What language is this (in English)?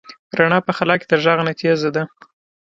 Pashto